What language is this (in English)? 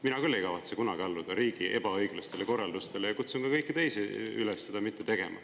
Estonian